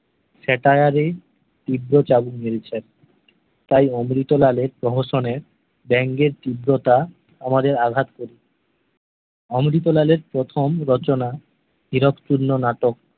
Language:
Bangla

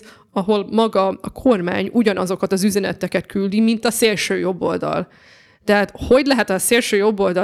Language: Hungarian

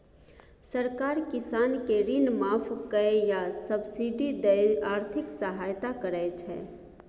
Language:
Maithili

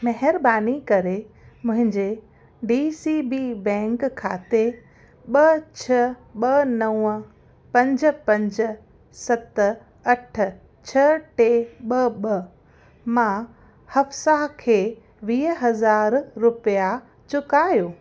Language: Sindhi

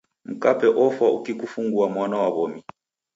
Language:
Taita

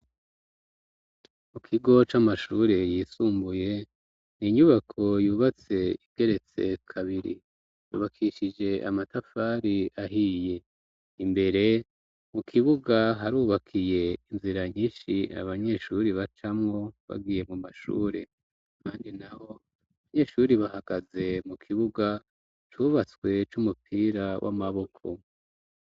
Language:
Rundi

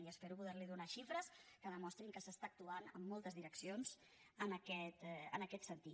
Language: Catalan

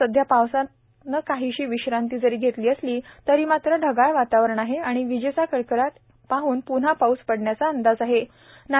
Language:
Marathi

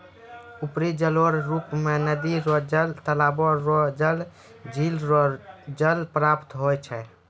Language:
Maithili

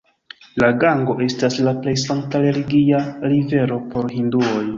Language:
Esperanto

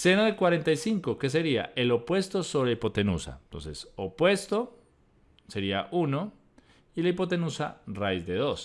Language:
Spanish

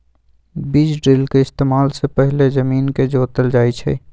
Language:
Magahi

